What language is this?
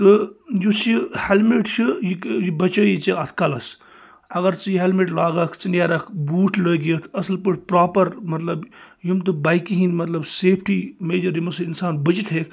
Kashmiri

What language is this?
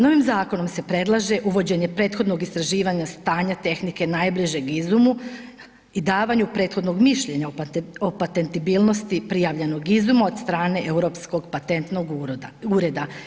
Croatian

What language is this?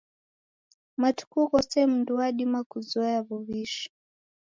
Taita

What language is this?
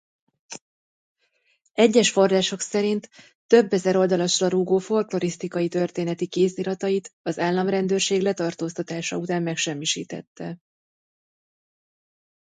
Hungarian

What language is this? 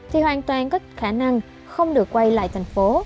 Vietnamese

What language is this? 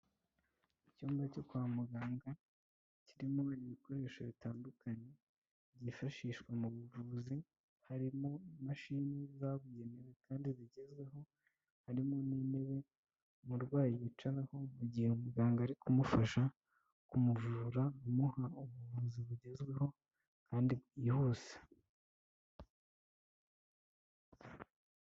Kinyarwanda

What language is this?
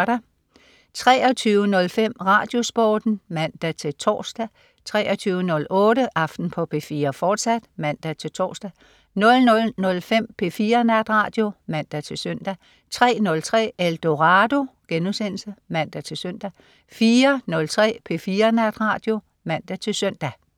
Danish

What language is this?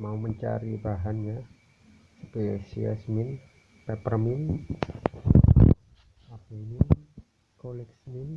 Indonesian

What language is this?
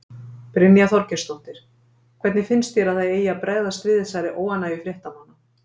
Icelandic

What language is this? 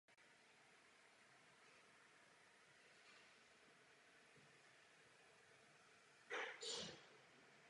Czech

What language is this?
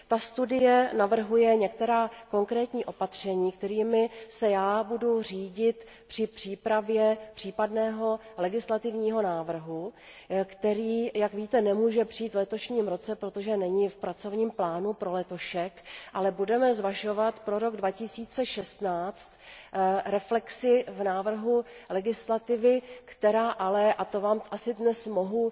Czech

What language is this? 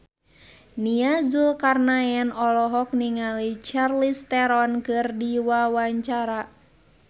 Sundanese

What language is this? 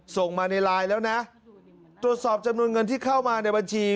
Thai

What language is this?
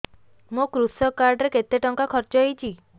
Odia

